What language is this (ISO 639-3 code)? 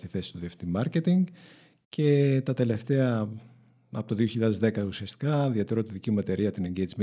ell